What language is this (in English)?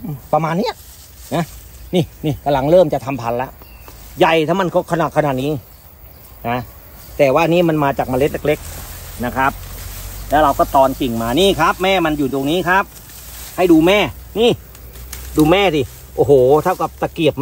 Thai